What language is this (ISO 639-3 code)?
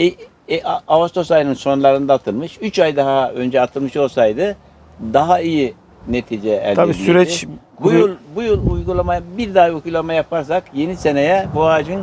tur